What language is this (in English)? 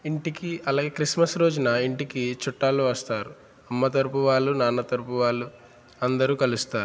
Telugu